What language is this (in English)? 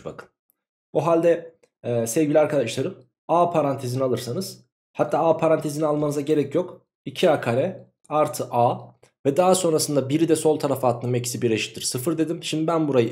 Turkish